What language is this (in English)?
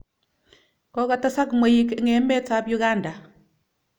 Kalenjin